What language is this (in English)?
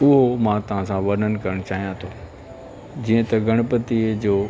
Sindhi